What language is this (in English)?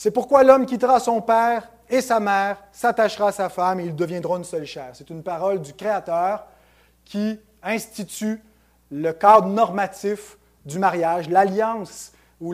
French